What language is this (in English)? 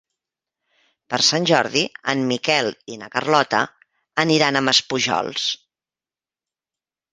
Catalan